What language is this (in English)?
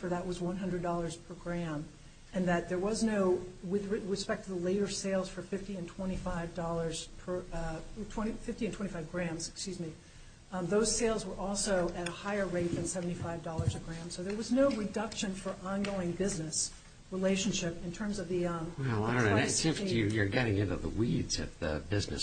English